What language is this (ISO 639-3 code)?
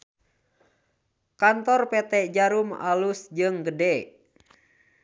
sun